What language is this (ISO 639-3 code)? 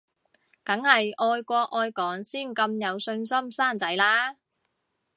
yue